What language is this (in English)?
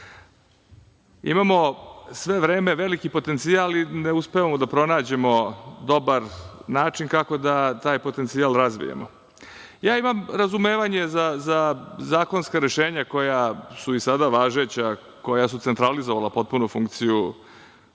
Serbian